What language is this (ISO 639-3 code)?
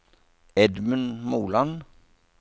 nor